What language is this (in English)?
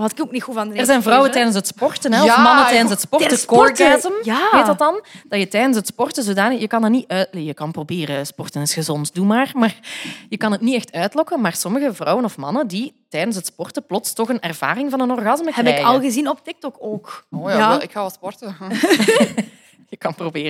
Dutch